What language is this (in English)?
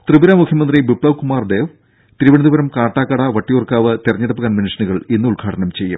Malayalam